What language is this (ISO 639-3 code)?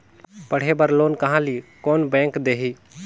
hne